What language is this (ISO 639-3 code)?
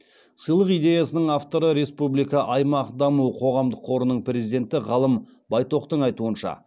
kaz